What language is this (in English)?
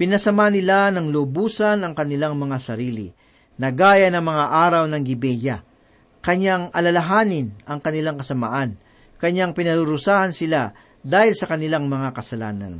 Filipino